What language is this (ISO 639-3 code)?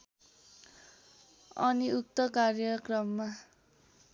nep